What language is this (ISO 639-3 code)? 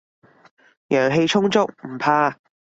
yue